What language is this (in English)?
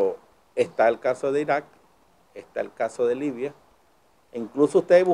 Spanish